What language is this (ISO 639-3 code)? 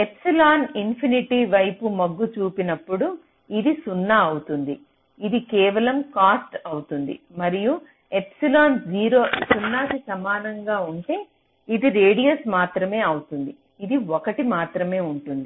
tel